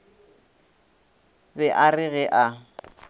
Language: Northern Sotho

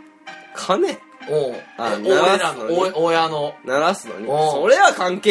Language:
Japanese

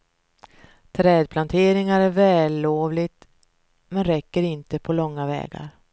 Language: Swedish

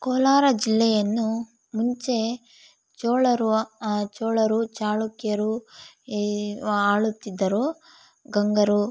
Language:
Kannada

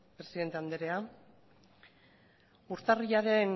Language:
Basque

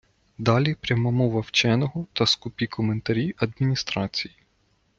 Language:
Ukrainian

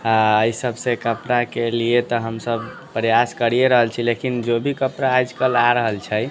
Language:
Maithili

